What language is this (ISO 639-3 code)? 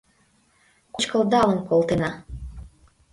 chm